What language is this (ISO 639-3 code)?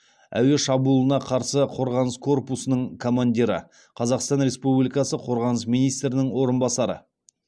kaz